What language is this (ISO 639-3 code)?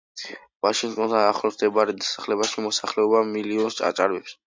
kat